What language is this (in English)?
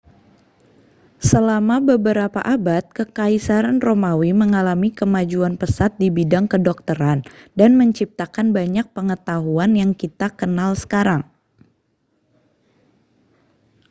Indonesian